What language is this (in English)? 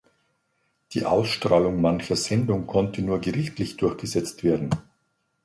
German